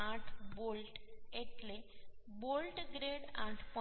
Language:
Gujarati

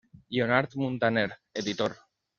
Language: Catalan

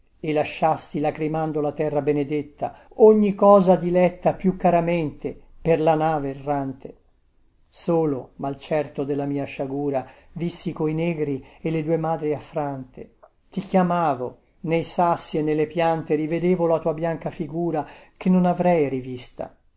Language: Italian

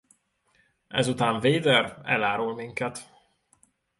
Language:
Hungarian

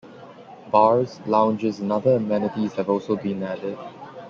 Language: English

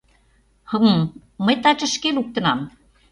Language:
Mari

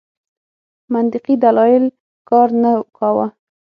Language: Pashto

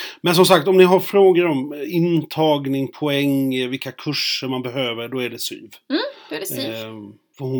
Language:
Swedish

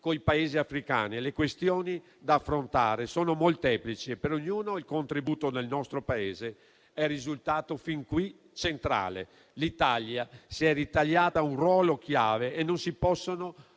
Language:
Italian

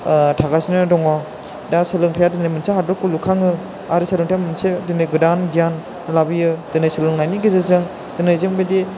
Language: Bodo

